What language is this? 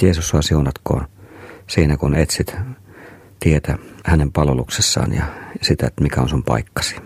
Finnish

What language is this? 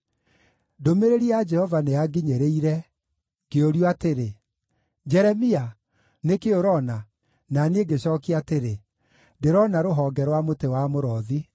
Kikuyu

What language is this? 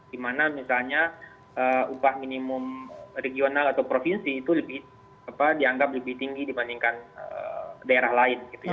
Indonesian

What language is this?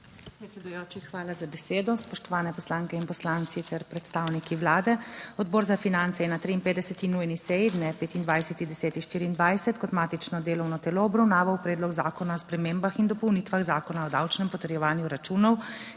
Slovenian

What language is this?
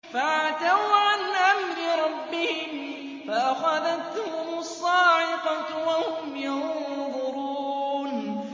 Arabic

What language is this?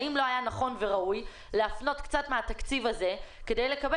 Hebrew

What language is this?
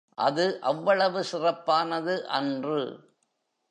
Tamil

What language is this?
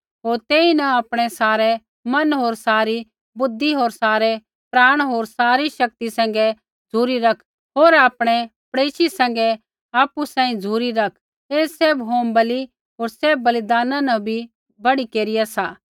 Kullu Pahari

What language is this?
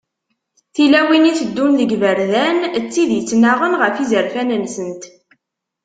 Kabyle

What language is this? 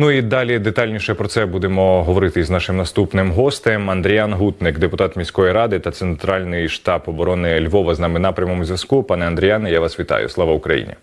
Ukrainian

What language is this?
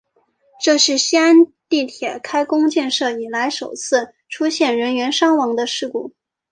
Chinese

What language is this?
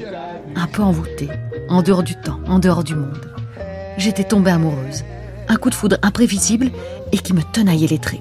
French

